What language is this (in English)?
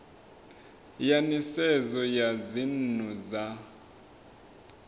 Venda